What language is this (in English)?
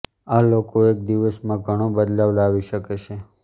Gujarati